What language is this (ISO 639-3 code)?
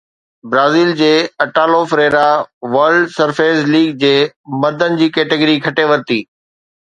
snd